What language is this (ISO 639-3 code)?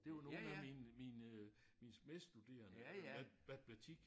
dan